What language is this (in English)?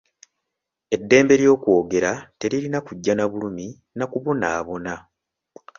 Ganda